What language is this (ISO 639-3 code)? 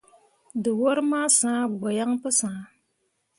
mua